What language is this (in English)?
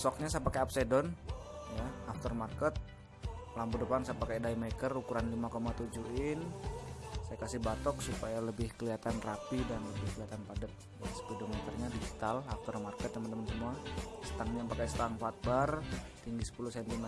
Indonesian